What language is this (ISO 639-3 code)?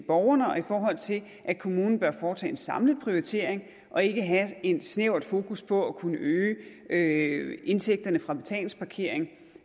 dan